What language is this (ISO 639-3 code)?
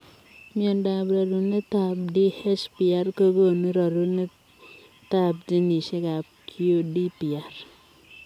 kln